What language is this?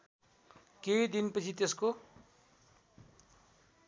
Nepali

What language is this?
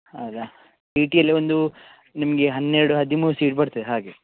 Kannada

